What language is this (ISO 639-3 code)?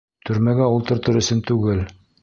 bak